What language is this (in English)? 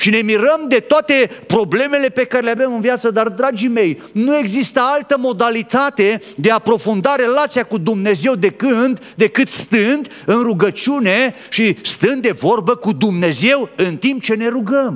Romanian